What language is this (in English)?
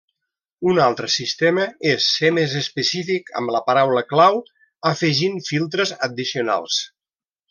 Catalan